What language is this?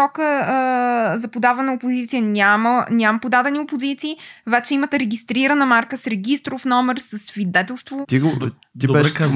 Bulgarian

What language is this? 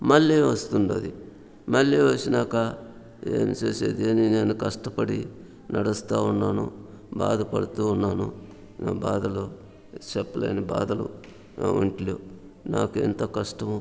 Telugu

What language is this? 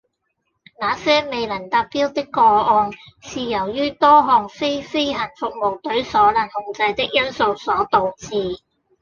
Cantonese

